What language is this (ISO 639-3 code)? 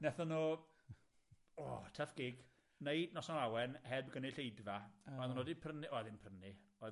cym